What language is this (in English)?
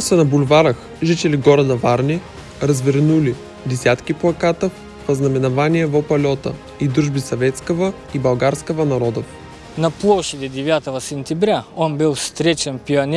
Russian